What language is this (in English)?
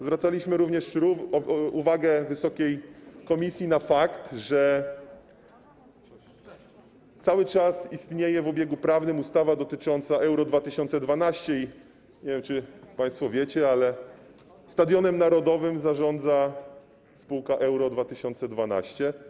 Polish